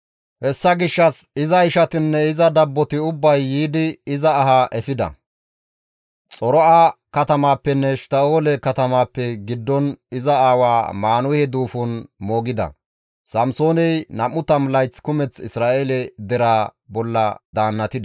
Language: Gamo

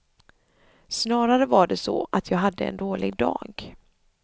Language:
Swedish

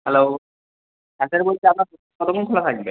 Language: Bangla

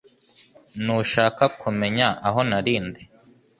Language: Kinyarwanda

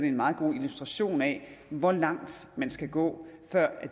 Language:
Danish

